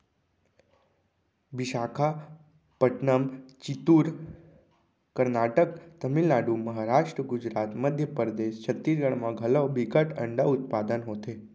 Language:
Chhattisgarhi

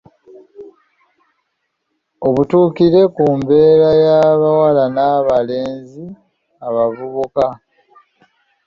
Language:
Ganda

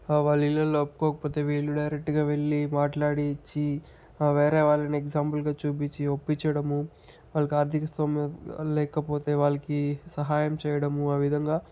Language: Telugu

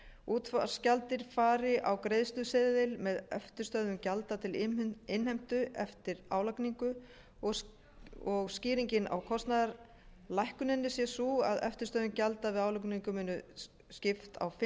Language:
Icelandic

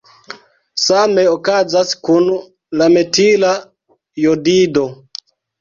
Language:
Esperanto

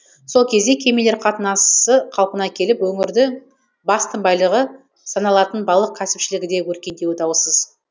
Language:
Kazakh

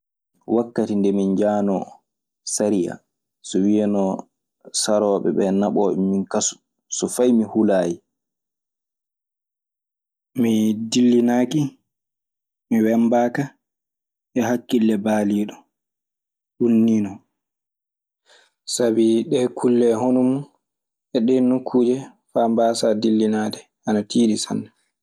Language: Maasina Fulfulde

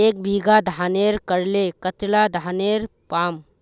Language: Magahi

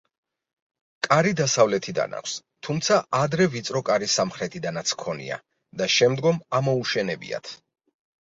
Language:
Georgian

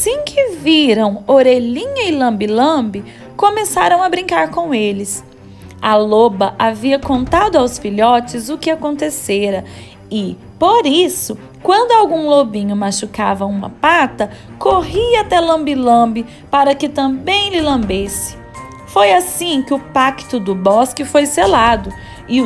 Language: Portuguese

